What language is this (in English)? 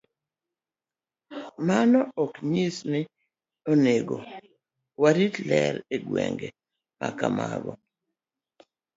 Luo (Kenya and Tanzania)